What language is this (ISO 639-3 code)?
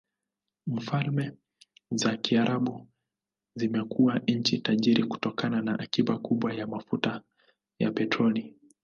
swa